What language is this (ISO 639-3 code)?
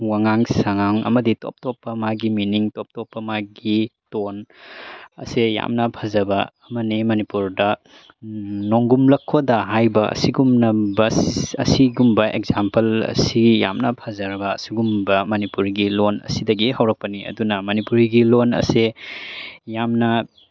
mni